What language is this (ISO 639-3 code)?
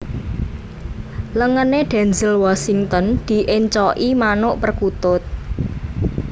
jav